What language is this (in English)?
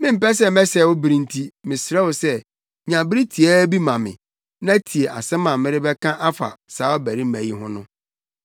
Akan